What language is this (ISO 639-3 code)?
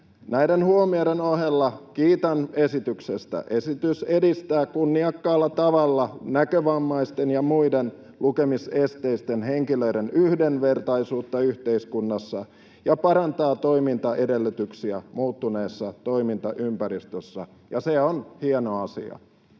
fin